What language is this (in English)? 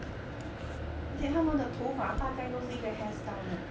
English